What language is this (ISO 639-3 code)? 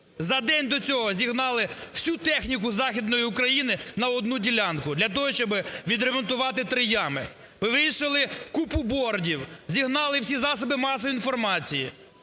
ukr